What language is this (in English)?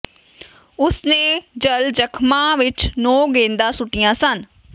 Punjabi